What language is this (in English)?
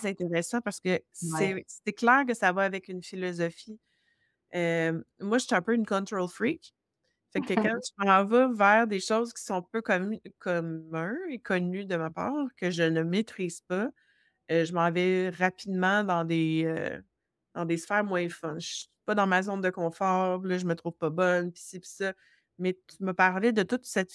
French